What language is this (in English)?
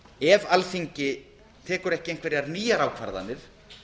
Icelandic